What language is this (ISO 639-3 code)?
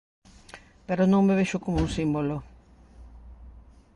glg